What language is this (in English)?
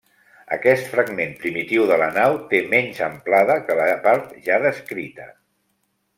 Catalan